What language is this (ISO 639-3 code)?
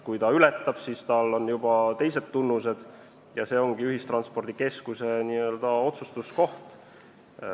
est